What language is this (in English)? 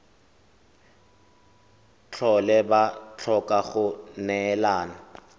Tswana